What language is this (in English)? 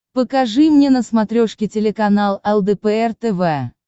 Russian